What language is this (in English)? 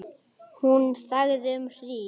Icelandic